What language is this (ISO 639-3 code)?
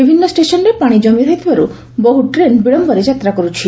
ori